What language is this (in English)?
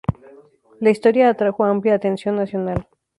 Spanish